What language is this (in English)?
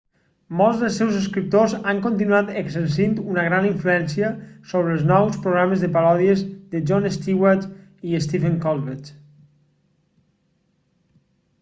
Catalan